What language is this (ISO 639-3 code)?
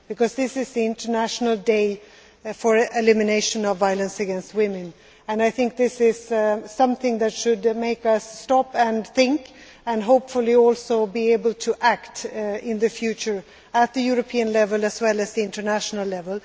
eng